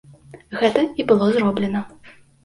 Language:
Belarusian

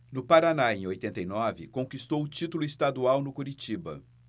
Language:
Portuguese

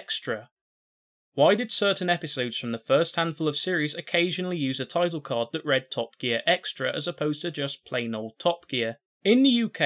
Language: English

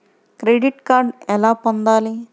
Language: Telugu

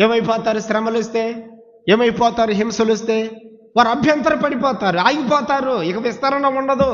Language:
Telugu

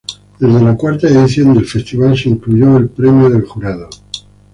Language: Spanish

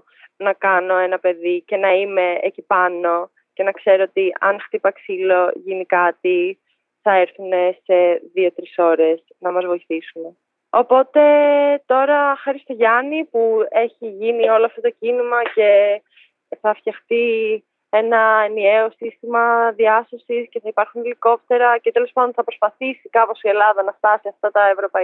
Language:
Greek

